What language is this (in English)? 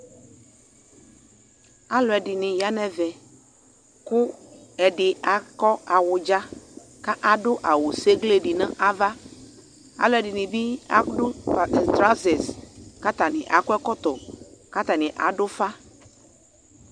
Ikposo